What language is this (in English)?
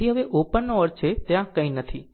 Gujarati